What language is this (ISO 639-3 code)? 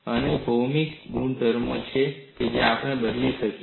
guj